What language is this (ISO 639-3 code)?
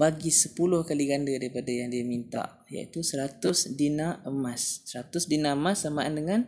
msa